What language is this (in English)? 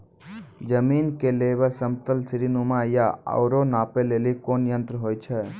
Maithili